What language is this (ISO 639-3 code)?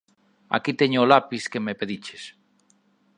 glg